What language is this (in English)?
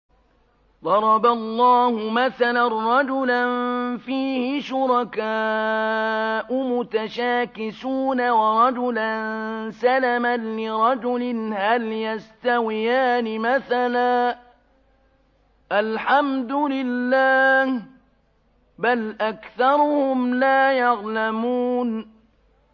Arabic